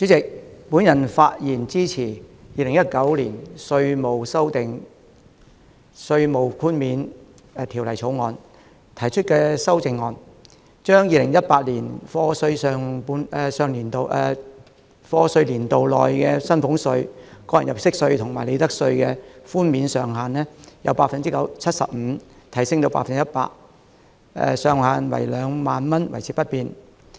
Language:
Cantonese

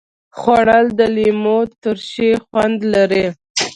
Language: Pashto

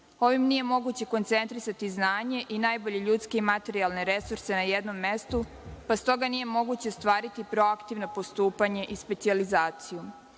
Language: Serbian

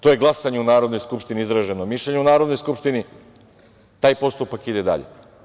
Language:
Serbian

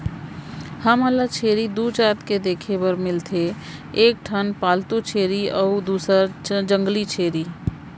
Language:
Chhattisgarhi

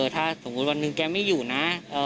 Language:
Thai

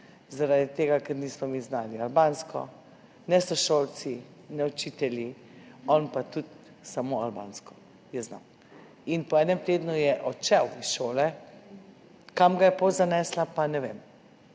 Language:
Slovenian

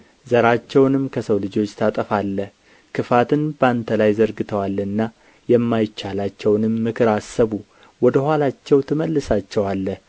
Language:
Amharic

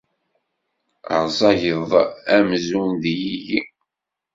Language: Kabyle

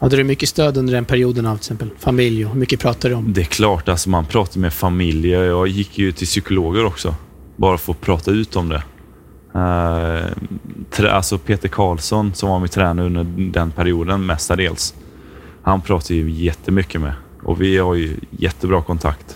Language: Swedish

